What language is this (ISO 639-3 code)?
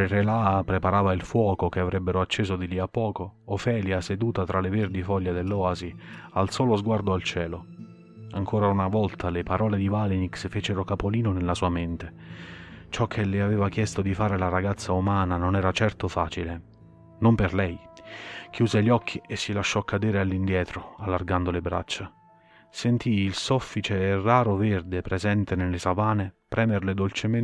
ita